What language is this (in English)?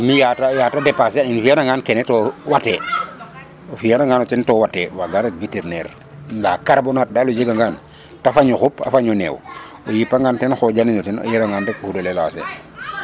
Serer